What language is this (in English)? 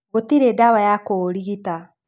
Kikuyu